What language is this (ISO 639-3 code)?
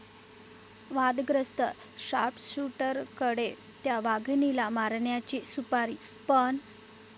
mar